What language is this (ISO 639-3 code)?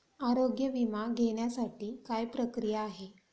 mar